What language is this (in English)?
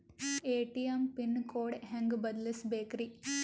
Kannada